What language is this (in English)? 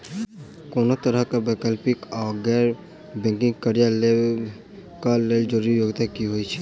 Maithili